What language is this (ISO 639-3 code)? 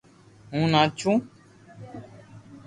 lrk